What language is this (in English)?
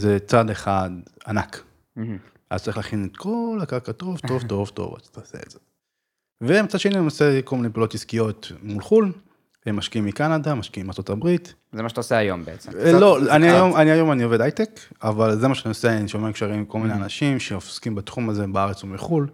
Hebrew